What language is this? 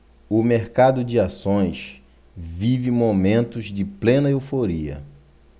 Portuguese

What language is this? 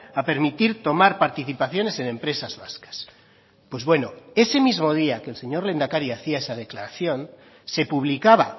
Spanish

